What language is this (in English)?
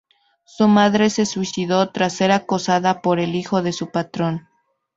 Spanish